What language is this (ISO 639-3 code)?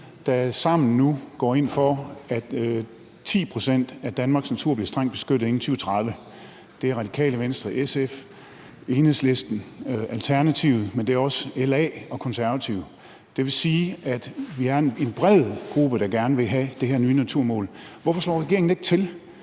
dan